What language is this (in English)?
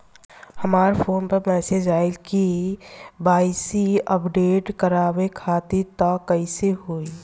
Bhojpuri